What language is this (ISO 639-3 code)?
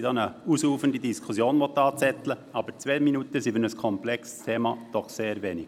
gsw